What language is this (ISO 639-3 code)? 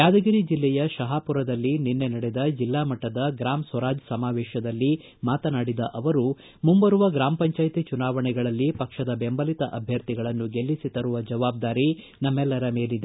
kan